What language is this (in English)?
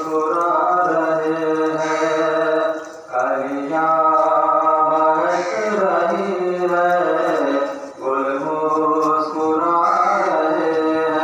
Arabic